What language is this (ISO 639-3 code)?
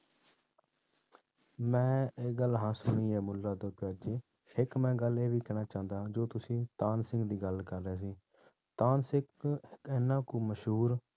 pan